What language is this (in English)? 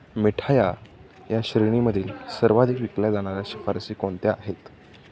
Marathi